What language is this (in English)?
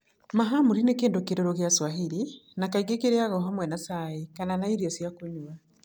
Kikuyu